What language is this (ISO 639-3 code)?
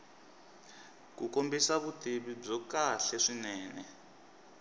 tso